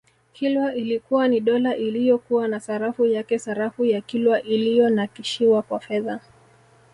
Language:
Swahili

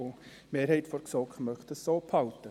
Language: Swiss German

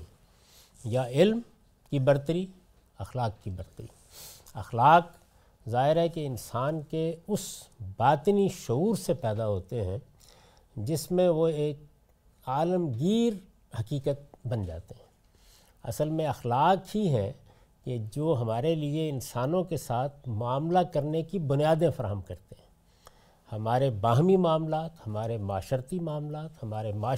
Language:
Urdu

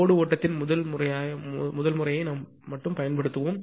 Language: Tamil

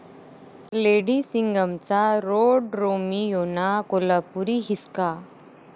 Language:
Marathi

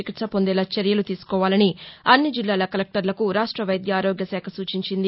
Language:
Telugu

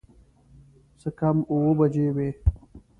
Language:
Pashto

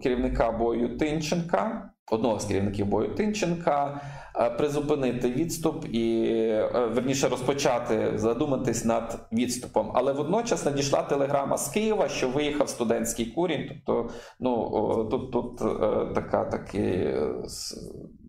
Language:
Ukrainian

